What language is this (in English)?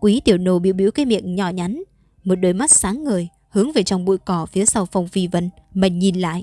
Vietnamese